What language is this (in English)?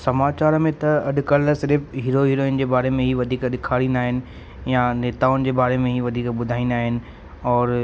Sindhi